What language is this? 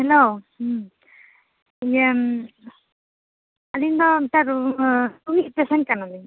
Santali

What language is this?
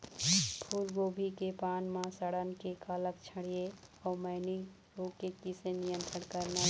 Chhattisgarhi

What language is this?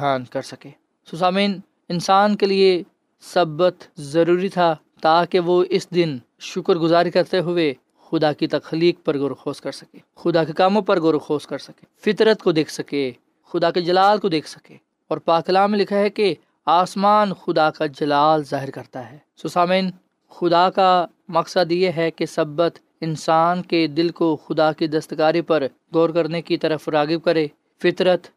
Urdu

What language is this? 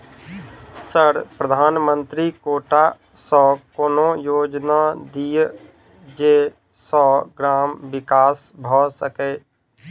Maithili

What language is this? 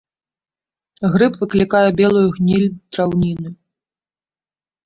Belarusian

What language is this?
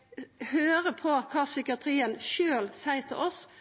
Norwegian Nynorsk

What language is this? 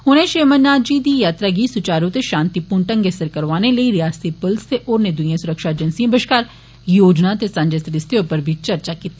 Dogri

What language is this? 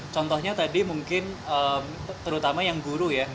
Indonesian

